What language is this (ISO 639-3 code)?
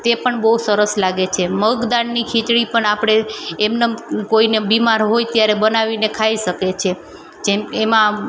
guj